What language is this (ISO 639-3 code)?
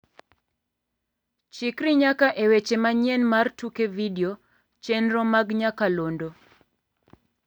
luo